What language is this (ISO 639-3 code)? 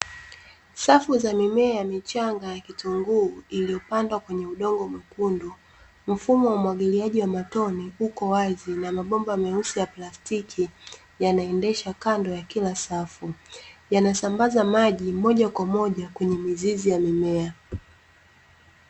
swa